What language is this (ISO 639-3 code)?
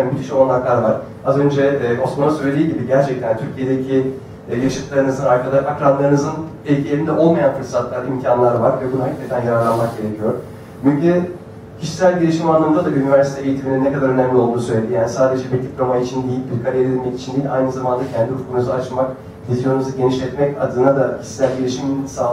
tur